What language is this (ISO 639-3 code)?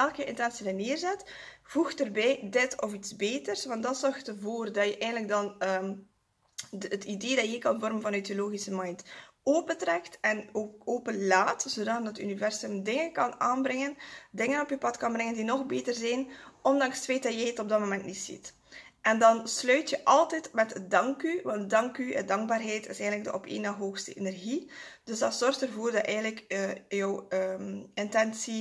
nld